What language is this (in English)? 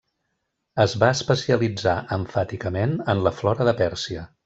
Catalan